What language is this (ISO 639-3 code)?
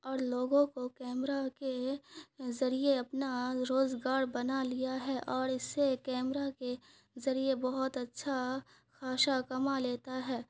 urd